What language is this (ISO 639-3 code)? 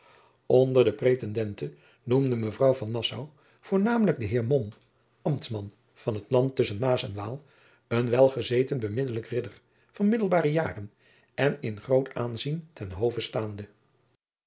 nld